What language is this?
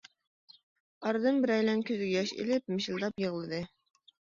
Uyghur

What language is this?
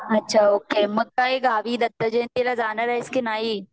Marathi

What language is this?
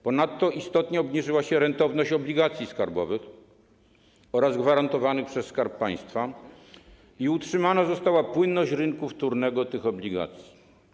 Polish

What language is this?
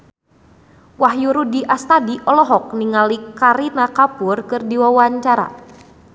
Sundanese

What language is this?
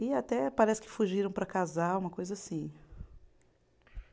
Portuguese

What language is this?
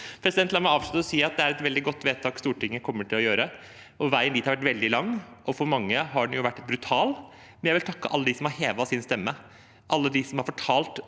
Norwegian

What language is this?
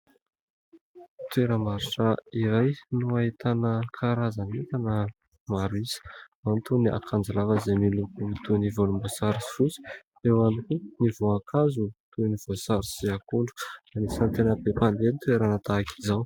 Malagasy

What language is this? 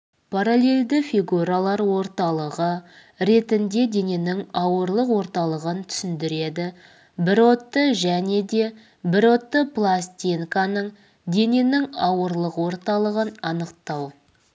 Kazakh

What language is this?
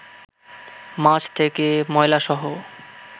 Bangla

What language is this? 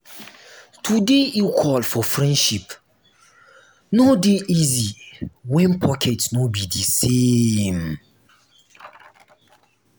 Nigerian Pidgin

